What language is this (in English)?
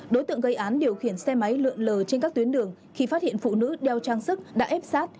Vietnamese